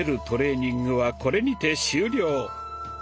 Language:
Japanese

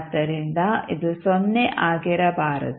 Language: Kannada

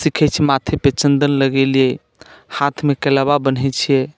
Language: Maithili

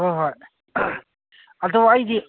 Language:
Manipuri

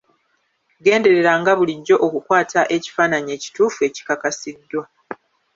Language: Ganda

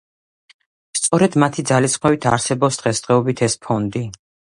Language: Georgian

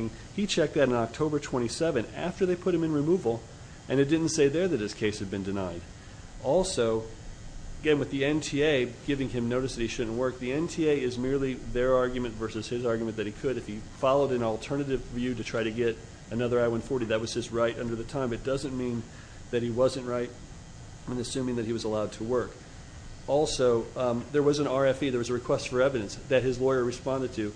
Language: English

